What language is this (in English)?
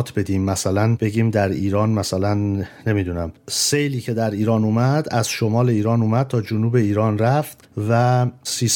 Persian